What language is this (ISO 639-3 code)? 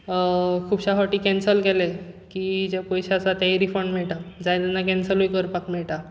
kok